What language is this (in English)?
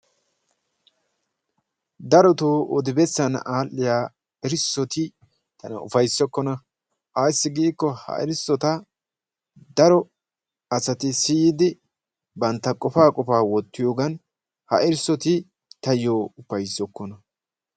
Wolaytta